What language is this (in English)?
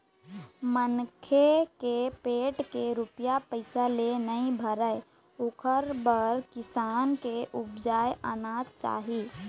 Chhattisgarhi